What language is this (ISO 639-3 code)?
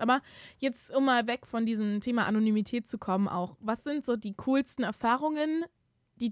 deu